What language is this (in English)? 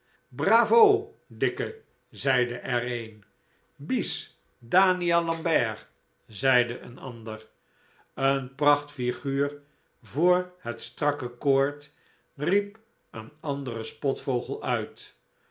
Dutch